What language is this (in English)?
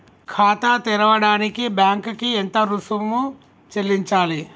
Telugu